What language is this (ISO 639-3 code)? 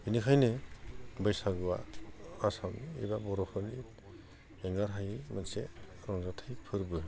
brx